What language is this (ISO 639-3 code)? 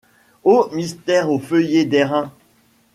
fra